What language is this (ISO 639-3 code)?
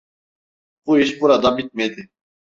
tur